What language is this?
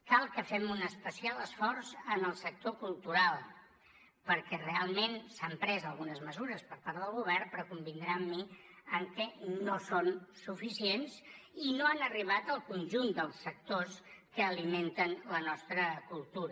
Catalan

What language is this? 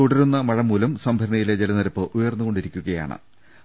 Malayalam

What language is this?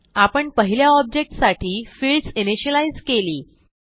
Marathi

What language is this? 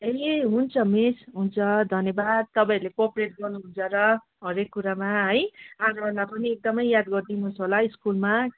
Nepali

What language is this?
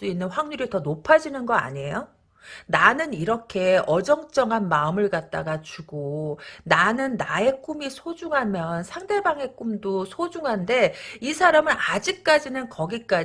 Korean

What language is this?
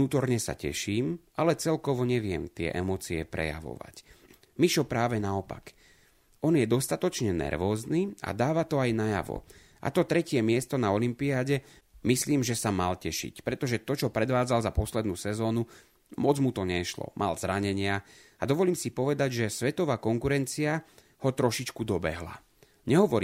Slovak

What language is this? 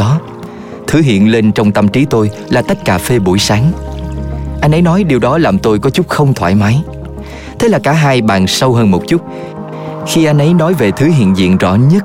Vietnamese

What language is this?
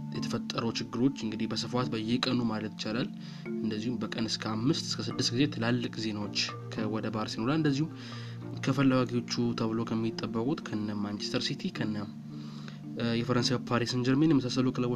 Amharic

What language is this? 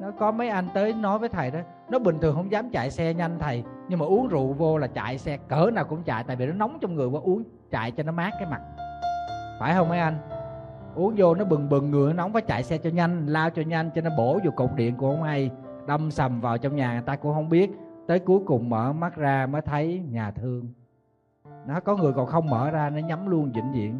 Vietnamese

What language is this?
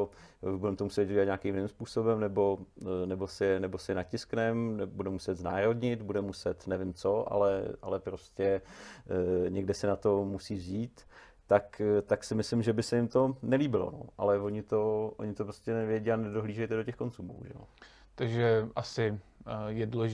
Czech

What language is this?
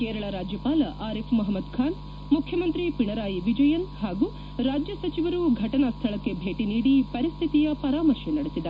Kannada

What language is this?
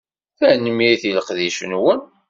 Kabyle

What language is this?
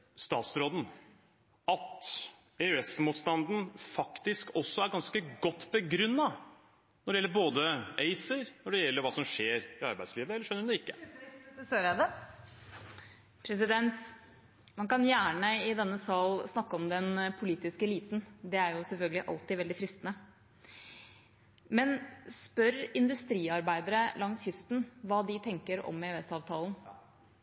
Norwegian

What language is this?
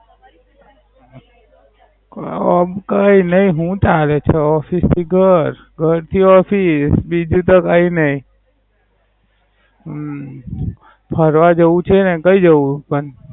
Gujarati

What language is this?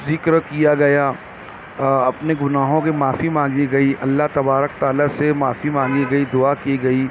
Urdu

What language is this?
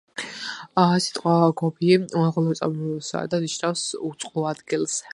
Georgian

